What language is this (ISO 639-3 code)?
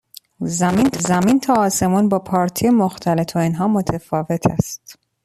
fas